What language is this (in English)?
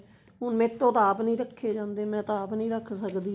Punjabi